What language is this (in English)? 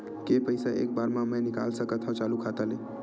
Chhattisgarhi